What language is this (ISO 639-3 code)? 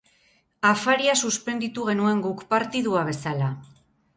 eus